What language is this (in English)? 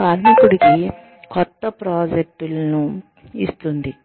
Telugu